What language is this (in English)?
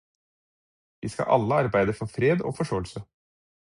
Norwegian Bokmål